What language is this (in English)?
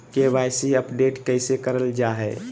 Magahi